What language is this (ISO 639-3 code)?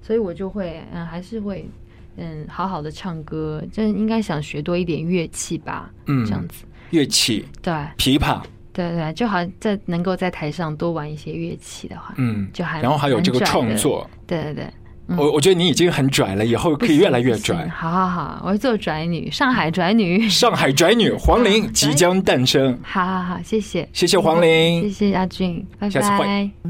zho